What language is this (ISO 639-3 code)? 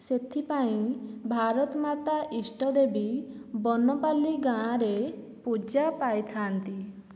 ori